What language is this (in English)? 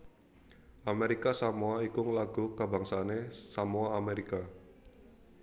Javanese